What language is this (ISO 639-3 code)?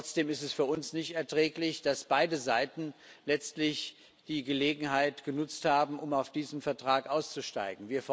deu